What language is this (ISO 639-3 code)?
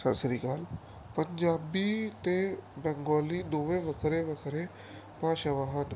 pan